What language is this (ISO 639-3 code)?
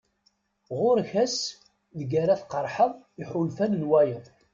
kab